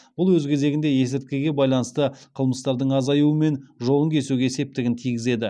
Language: Kazakh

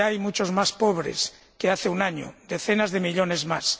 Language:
Spanish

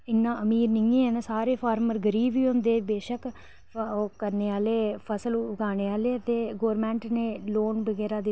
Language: Dogri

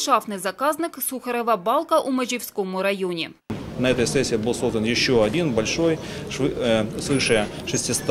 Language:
Ukrainian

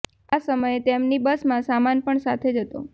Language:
Gujarati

